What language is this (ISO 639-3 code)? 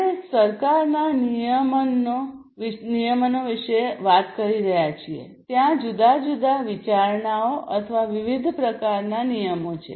guj